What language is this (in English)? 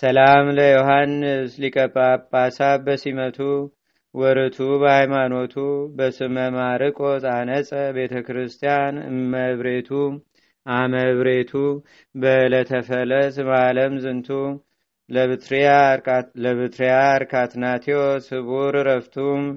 Amharic